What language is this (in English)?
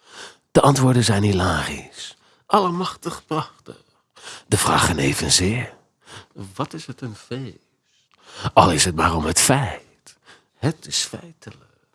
Dutch